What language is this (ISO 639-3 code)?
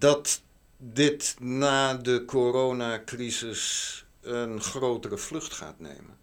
nld